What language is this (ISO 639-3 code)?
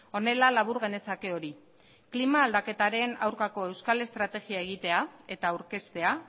eus